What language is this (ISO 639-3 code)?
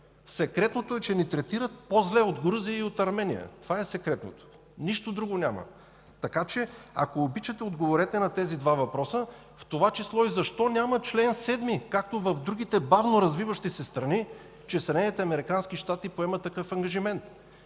bul